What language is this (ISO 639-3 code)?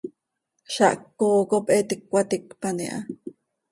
sei